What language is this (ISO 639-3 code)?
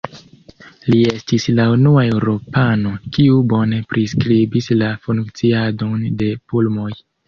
epo